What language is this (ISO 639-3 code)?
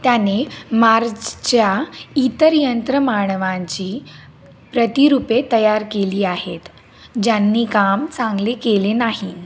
mar